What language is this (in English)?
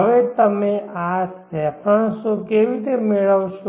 Gujarati